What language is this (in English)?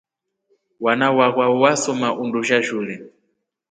Rombo